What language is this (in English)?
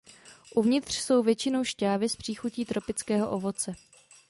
Czech